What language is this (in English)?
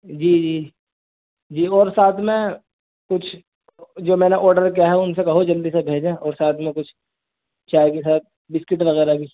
Urdu